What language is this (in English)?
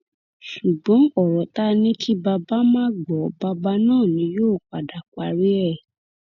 Yoruba